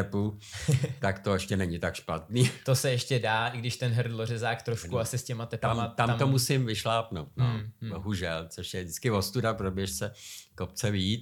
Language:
Czech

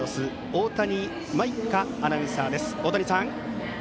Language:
Japanese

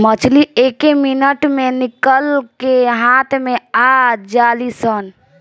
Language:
Bhojpuri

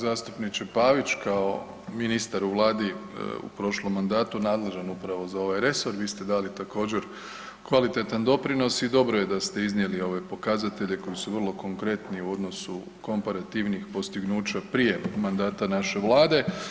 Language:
Croatian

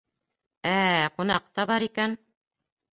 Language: Bashkir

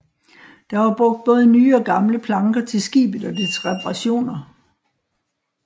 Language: Danish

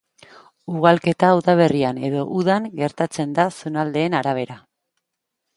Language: Basque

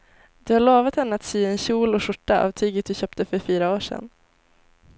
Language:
Swedish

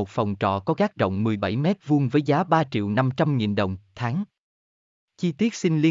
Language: Vietnamese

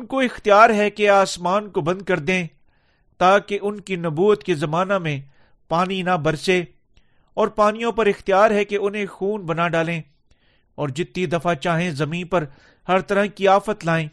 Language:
Urdu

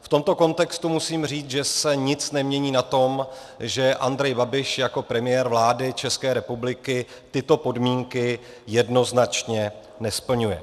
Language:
Czech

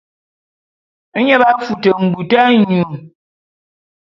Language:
Bulu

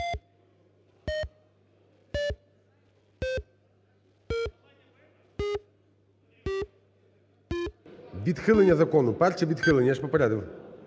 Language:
Ukrainian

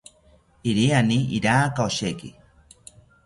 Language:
South Ucayali Ashéninka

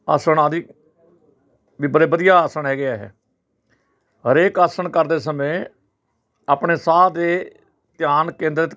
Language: Punjabi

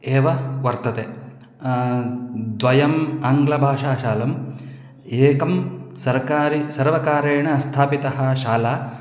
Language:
Sanskrit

